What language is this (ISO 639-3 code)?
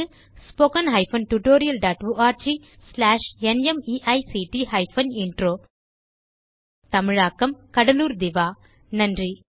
tam